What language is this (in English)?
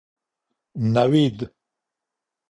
Pashto